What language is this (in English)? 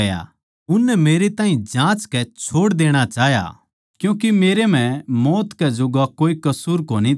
Haryanvi